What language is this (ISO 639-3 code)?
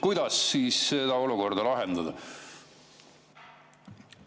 est